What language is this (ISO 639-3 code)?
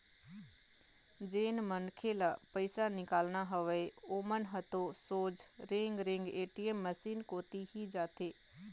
hne